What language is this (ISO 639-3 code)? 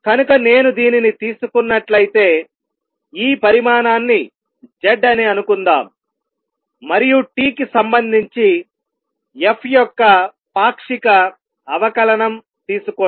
tel